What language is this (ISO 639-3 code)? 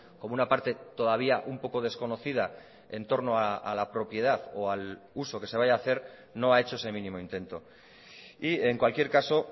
spa